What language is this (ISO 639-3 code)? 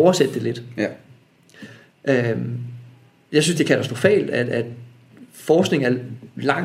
dan